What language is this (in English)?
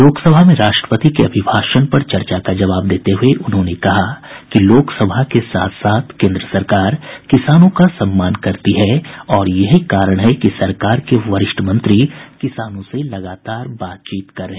Hindi